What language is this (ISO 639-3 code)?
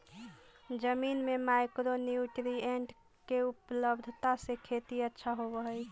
mag